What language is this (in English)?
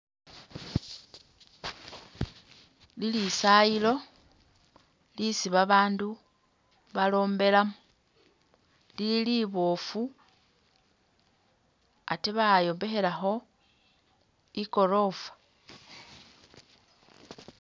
Masaaba